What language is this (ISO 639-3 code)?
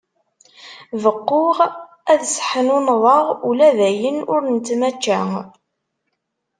kab